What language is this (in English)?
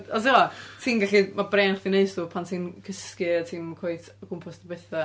Welsh